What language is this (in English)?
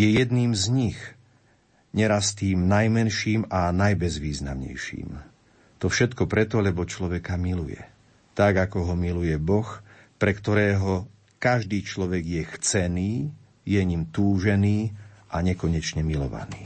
Slovak